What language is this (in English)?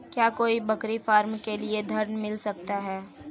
Hindi